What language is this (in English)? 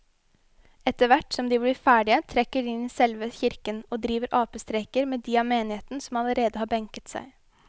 Norwegian